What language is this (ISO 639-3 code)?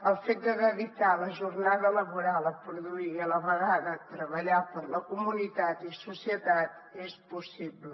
cat